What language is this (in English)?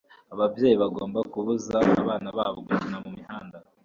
Kinyarwanda